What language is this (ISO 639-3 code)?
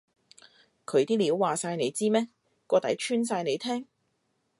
yue